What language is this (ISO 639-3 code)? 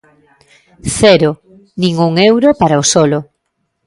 glg